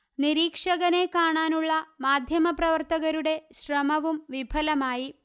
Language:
Malayalam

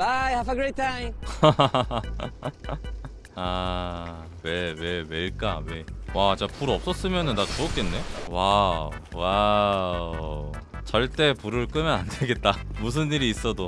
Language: Korean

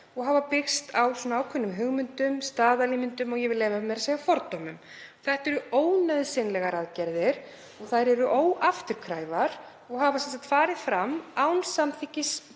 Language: Icelandic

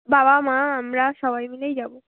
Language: Bangla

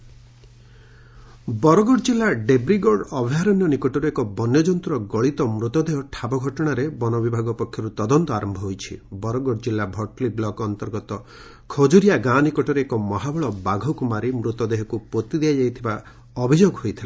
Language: Odia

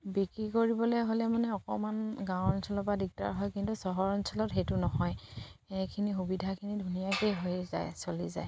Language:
Assamese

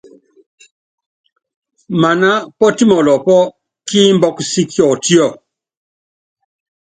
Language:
Yangben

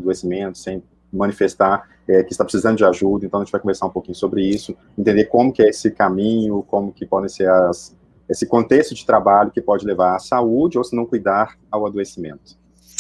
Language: Portuguese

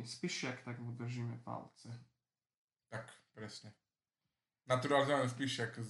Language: Slovak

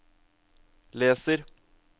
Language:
Norwegian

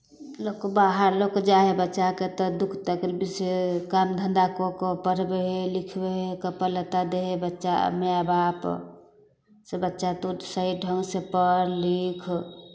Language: Maithili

